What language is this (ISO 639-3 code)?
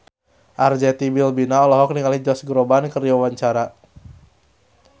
sun